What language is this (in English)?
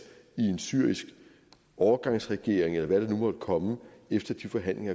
Danish